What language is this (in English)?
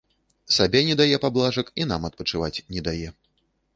Belarusian